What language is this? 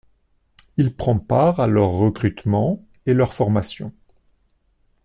French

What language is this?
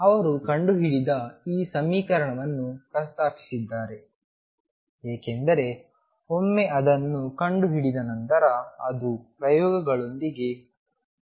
Kannada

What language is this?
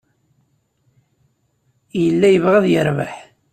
Kabyle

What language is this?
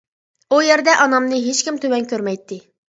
Uyghur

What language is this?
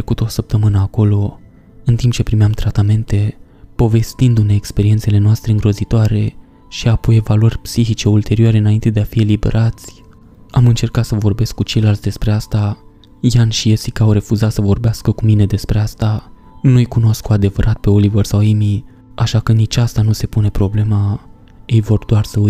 Romanian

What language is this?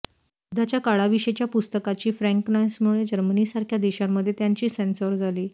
Marathi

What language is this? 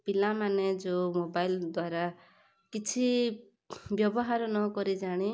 Odia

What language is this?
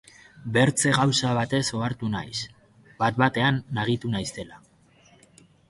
Basque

